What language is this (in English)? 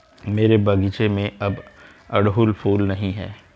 Hindi